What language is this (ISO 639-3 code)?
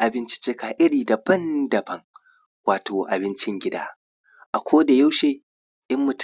hau